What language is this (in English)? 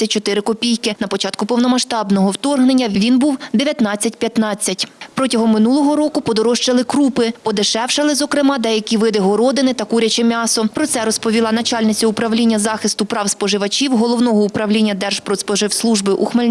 Ukrainian